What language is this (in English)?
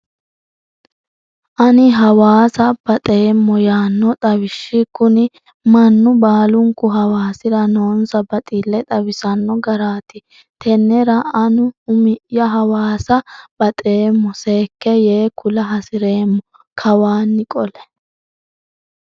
Sidamo